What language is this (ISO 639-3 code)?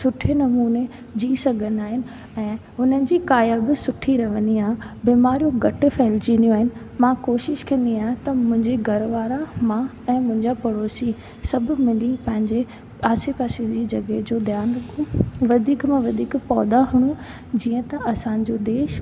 snd